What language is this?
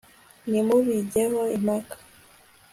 Kinyarwanda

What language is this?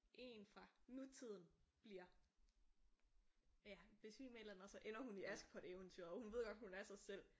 Danish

